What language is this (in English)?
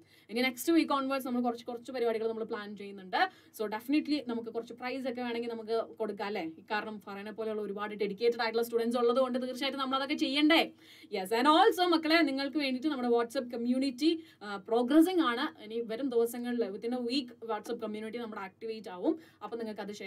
Malayalam